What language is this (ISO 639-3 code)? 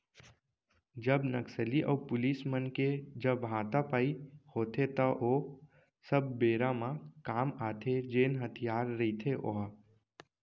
hne